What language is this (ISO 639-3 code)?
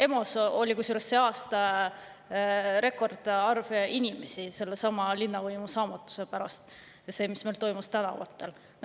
est